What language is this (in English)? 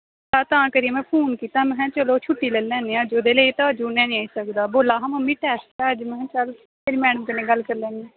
Dogri